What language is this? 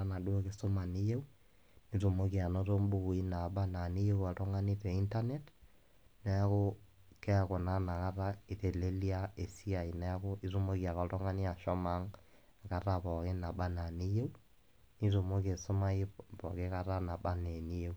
Masai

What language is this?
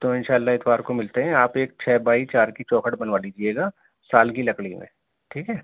Urdu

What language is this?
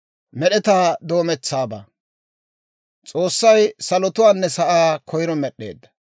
Dawro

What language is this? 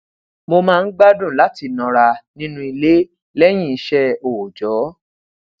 Yoruba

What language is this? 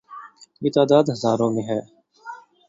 Urdu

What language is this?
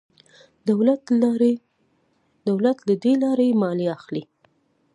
Pashto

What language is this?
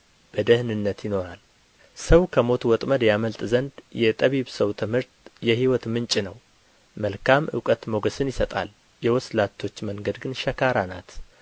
Amharic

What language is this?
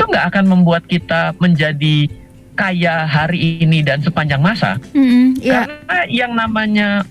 Indonesian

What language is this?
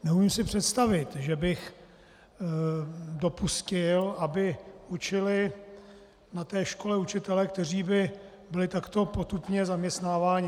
Czech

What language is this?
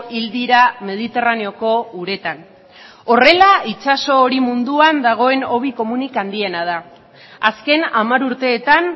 Basque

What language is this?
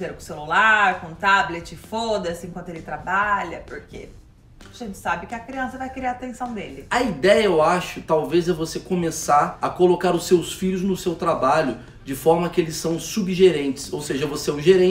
Portuguese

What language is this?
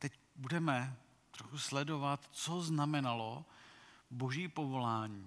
Czech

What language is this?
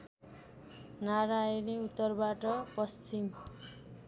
Nepali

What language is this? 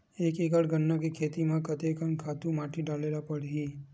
Chhattisgarhi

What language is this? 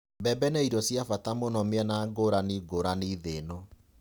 Kikuyu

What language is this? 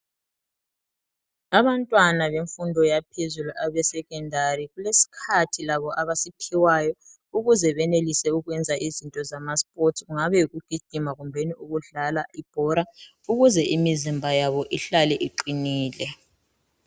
North Ndebele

